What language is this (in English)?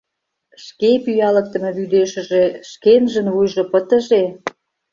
Mari